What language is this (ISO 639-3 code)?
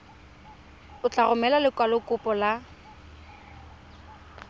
tsn